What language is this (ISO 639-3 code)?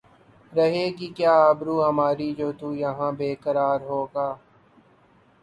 urd